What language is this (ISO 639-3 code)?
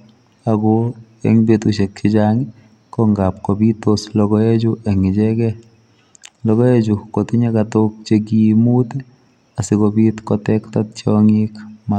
kln